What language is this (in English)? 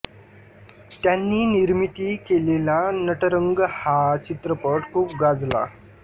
Marathi